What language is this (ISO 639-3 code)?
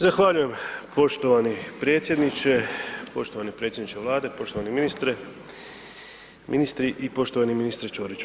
hrv